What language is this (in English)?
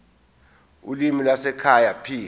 Zulu